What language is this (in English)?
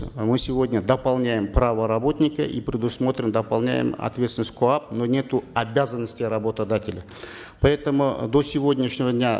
Kazakh